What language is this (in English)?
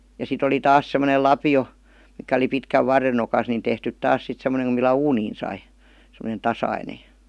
Finnish